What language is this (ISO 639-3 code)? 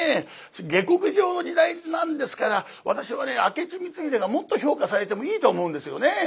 jpn